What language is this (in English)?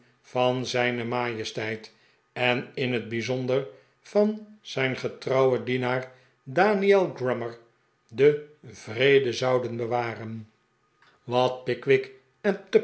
Dutch